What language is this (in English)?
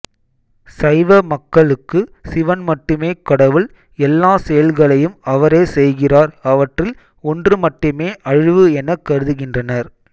Tamil